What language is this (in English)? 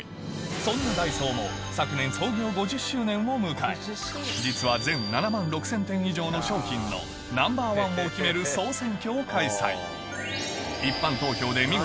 Japanese